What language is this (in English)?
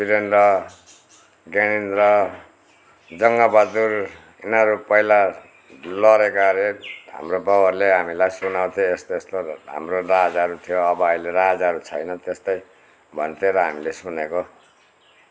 Nepali